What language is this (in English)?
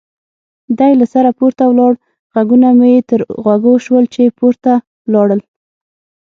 Pashto